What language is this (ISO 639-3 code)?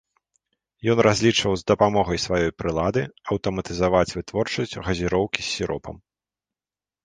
bel